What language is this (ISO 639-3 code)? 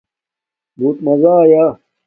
dmk